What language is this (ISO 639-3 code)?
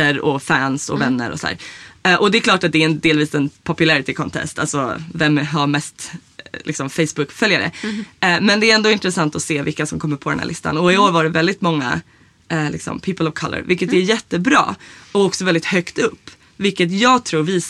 swe